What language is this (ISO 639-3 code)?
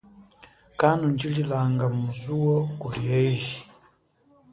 cjk